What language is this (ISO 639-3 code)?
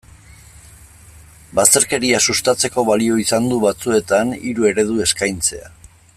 eus